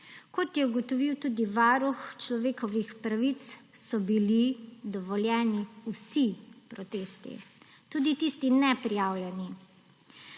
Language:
Slovenian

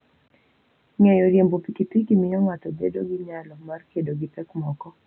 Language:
Luo (Kenya and Tanzania)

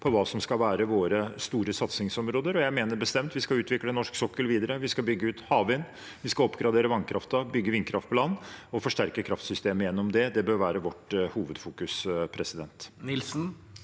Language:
Norwegian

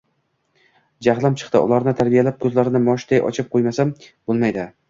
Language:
Uzbek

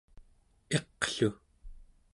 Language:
Central Yupik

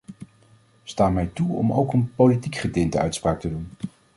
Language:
Dutch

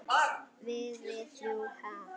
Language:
Icelandic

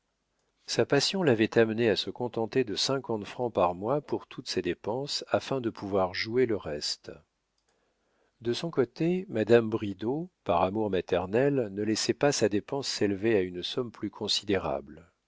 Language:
French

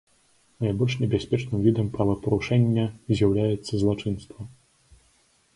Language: Belarusian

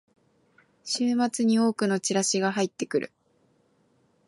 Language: Japanese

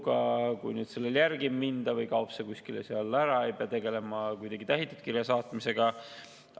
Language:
Estonian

